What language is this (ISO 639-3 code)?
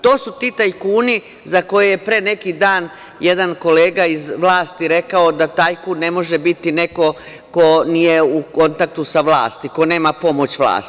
srp